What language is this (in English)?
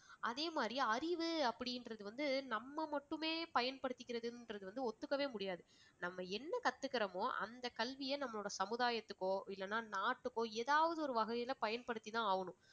Tamil